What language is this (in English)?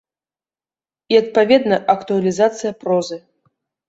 Belarusian